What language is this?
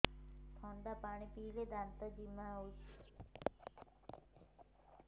Odia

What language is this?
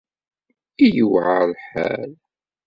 Kabyle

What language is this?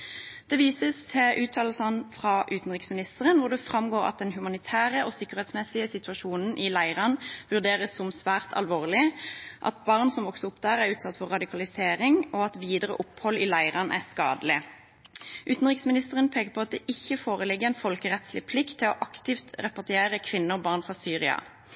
Norwegian Bokmål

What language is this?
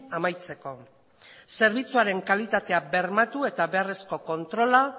Basque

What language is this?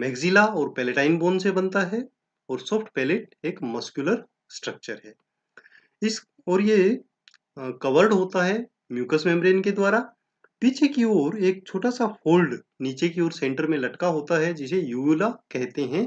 Hindi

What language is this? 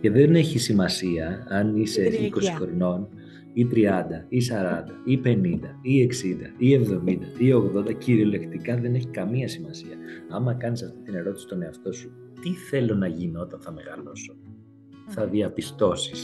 Greek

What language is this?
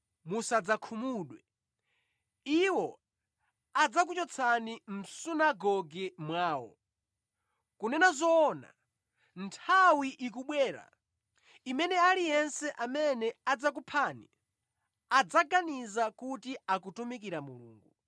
Nyanja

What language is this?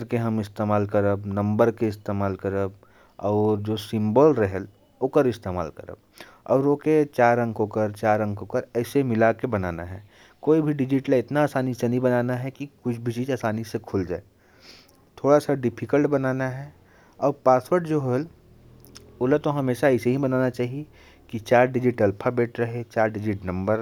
Korwa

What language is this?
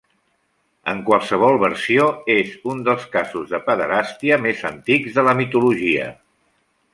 Catalan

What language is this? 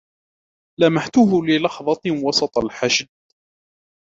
Arabic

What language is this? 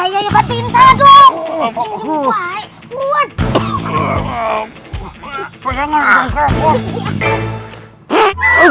Indonesian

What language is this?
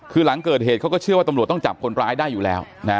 Thai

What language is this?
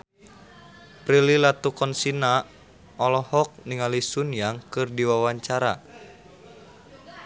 Sundanese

